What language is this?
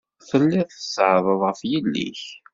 Kabyle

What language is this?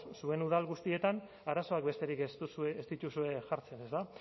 Basque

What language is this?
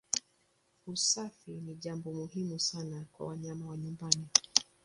Swahili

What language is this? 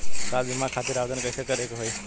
Bhojpuri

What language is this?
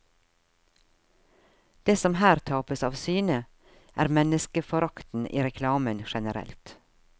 Norwegian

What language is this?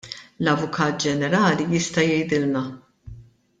Maltese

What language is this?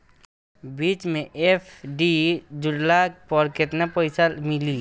Bhojpuri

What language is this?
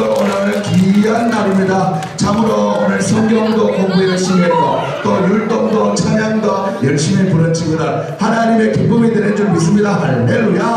Korean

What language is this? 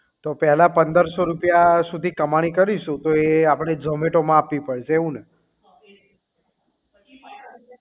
Gujarati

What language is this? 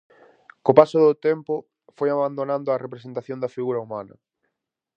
Galician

